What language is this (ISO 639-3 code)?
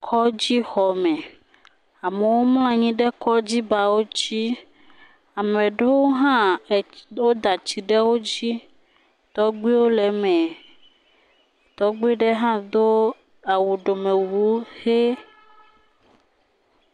ewe